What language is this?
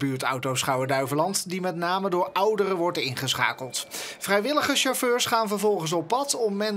Dutch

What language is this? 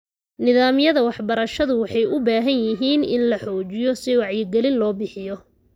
Somali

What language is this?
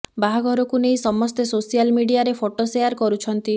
Odia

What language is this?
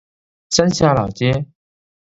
Chinese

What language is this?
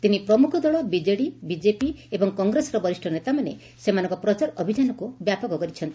Odia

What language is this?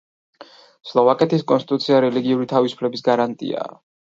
Georgian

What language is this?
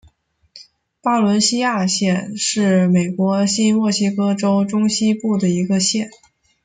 Chinese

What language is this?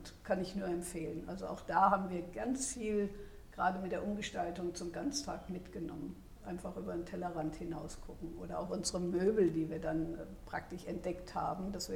German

